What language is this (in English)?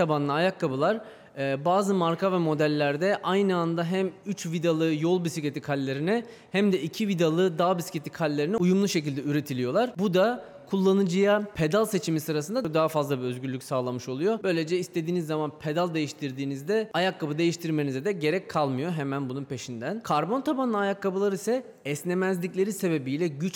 Turkish